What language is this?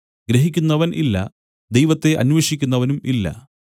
Malayalam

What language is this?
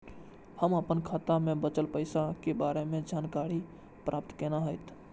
Maithili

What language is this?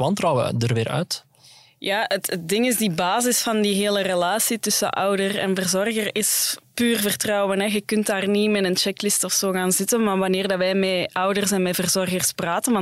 Dutch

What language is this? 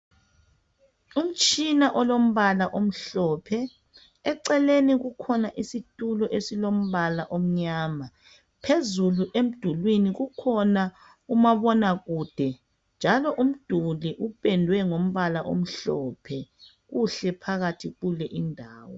North Ndebele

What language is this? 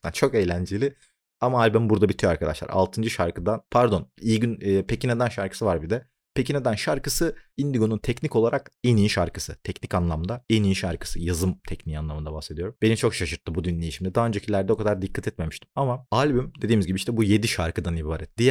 Turkish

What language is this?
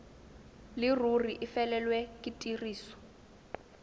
Tswana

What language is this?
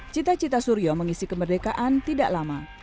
Indonesian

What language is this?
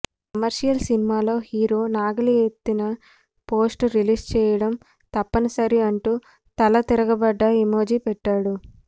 Telugu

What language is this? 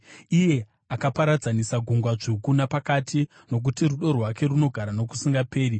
Shona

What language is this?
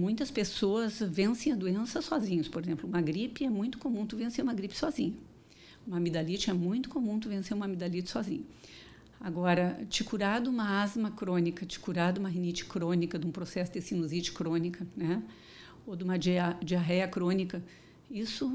Portuguese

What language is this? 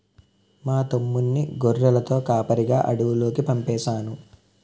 Telugu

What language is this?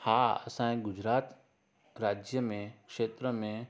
Sindhi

